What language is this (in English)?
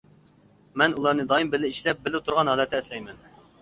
Uyghur